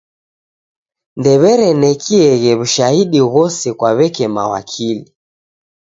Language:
Taita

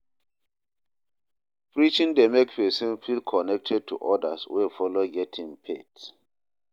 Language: Nigerian Pidgin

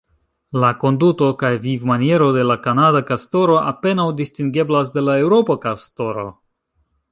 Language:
Esperanto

